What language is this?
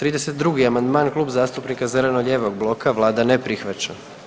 Croatian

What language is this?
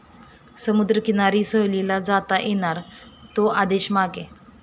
Marathi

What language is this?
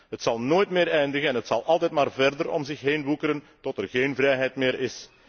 Dutch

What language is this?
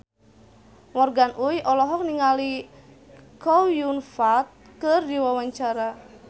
Sundanese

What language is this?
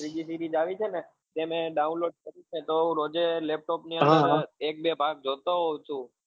Gujarati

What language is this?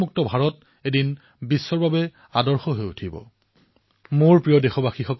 Assamese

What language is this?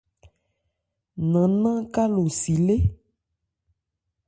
Ebrié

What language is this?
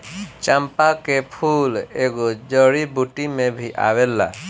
Bhojpuri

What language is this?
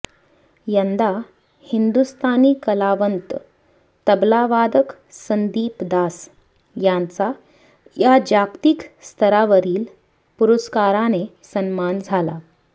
Marathi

